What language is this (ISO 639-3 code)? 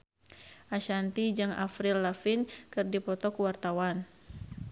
sun